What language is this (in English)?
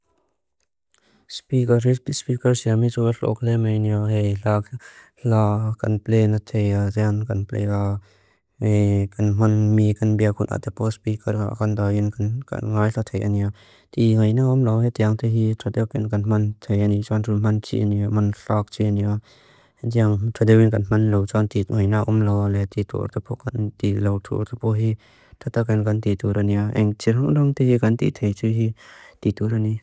Mizo